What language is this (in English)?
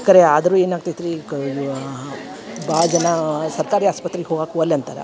Kannada